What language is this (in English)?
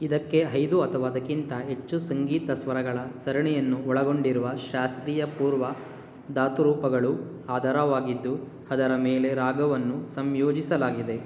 Kannada